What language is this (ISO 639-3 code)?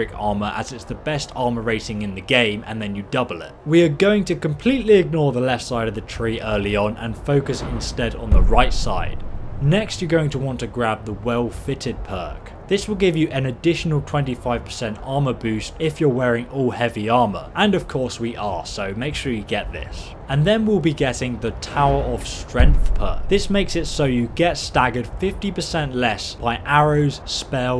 eng